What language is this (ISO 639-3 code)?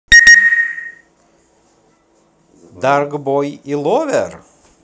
rus